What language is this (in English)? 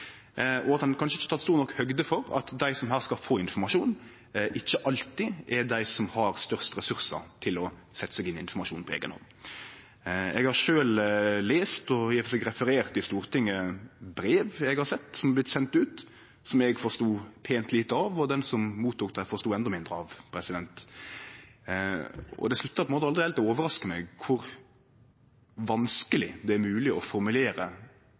Norwegian Nynorsk